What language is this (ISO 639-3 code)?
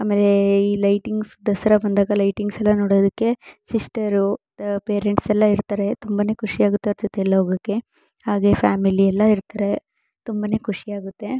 kan